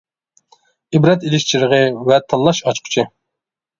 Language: Uyghur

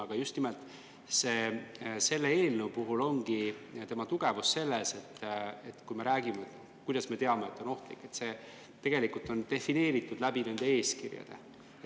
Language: Estonian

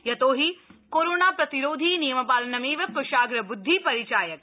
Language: Sanskrit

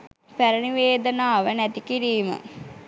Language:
Sinhala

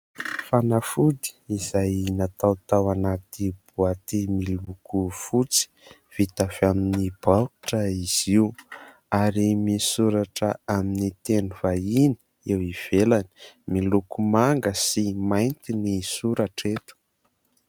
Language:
Malagasy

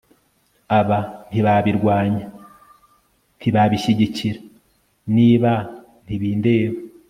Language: Kinyarwanda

